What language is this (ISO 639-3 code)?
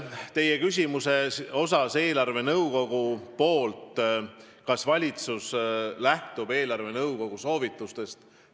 est